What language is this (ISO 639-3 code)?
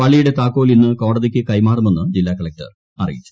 mal